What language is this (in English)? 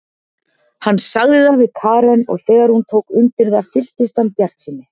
Icelandic